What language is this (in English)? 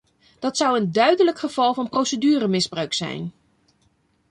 Dutch